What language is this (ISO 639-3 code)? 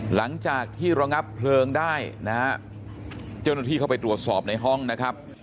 tha